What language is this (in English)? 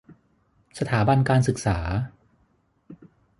Thai